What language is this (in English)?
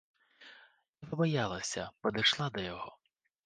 Belarusian